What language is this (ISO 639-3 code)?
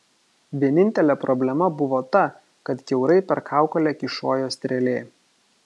lit